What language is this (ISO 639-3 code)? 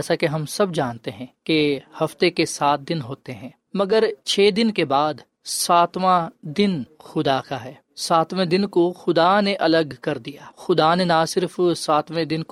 urd